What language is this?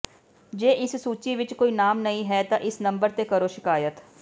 Punjabi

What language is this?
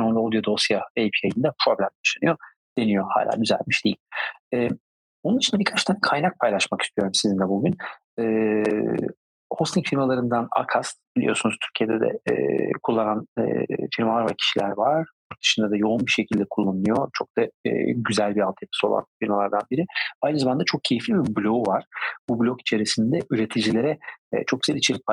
Turkish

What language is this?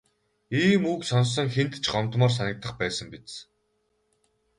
Mongolian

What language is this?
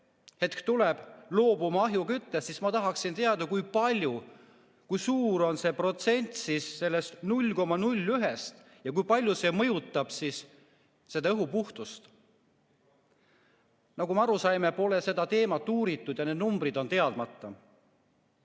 Estonian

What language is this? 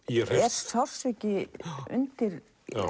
Icelandic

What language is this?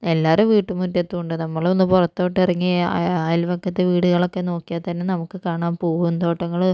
Malayalam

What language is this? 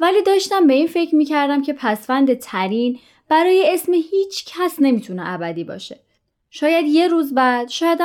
Persian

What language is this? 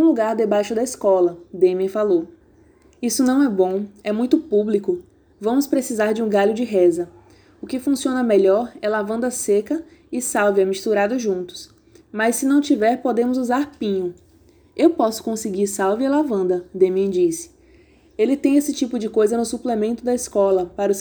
Portuguese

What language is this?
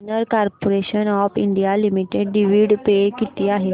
Marathi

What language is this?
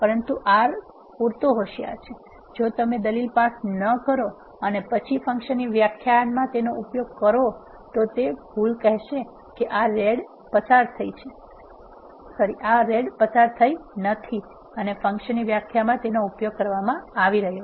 Gujarati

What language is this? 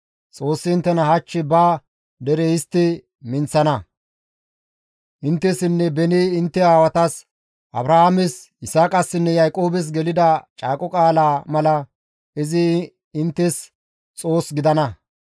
Gamo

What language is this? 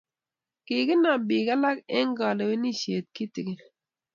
Kalenjin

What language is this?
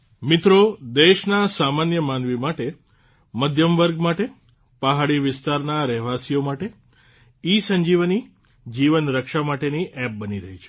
Gujarati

